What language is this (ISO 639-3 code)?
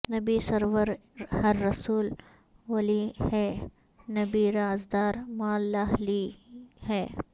urd